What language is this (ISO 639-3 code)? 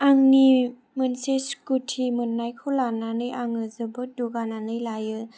brx